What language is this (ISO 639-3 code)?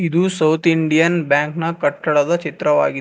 kan